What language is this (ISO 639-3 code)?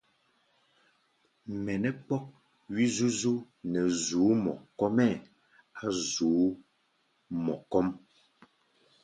gba